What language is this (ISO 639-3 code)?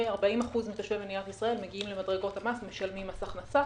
heb